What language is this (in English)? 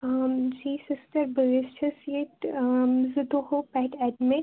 Kashmiri